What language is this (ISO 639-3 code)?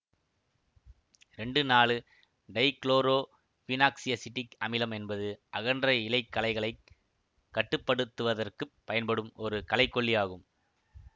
tam